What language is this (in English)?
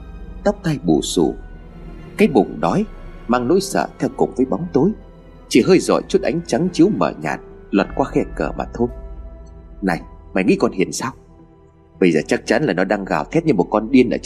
Vietnamese